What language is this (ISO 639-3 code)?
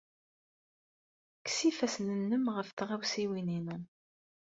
kab